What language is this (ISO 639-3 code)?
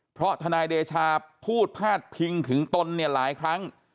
tha